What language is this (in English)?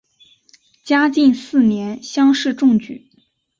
Chinese